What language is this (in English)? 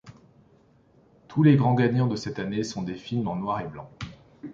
French